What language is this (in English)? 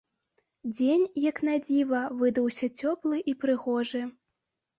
Belarusian